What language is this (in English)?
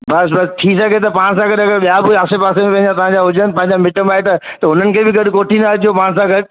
Sindhi